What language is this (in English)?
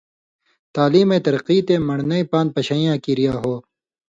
Indus Kohistani